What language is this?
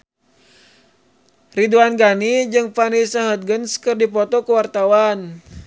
Sundanese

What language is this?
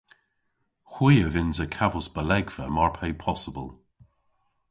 Cornish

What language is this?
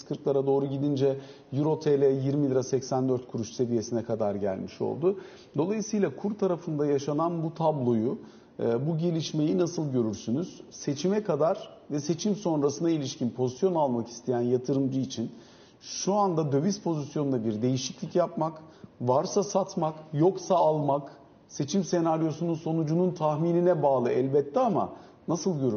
Turkish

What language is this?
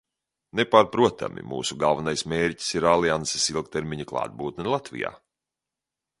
Latvian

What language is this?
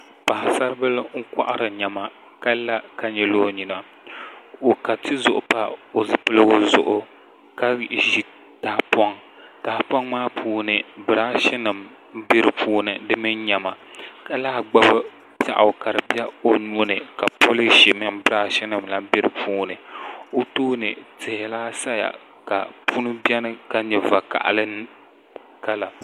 Dagbani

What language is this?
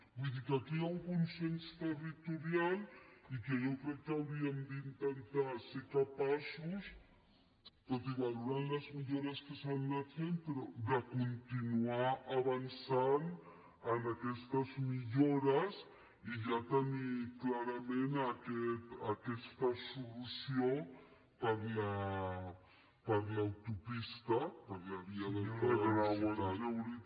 Catalan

